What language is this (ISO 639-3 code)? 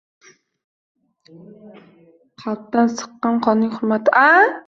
uzb